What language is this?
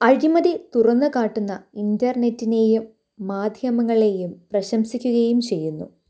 Malayalam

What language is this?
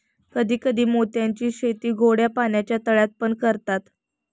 Marathi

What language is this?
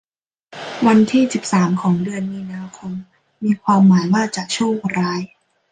Thai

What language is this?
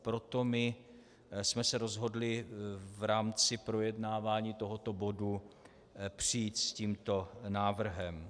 Czech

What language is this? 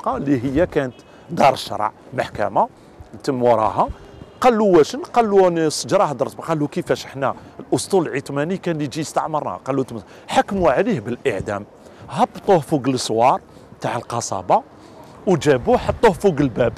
Arabic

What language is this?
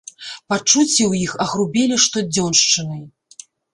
Belarusian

